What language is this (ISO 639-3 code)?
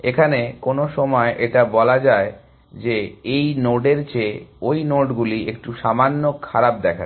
ben